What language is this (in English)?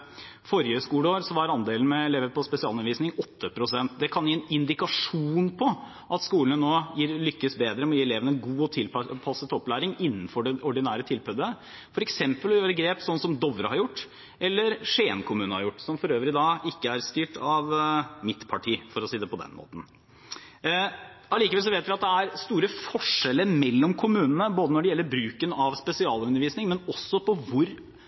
Norwegian Bokmål